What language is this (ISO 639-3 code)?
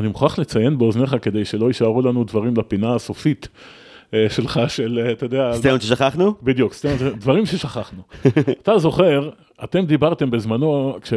heb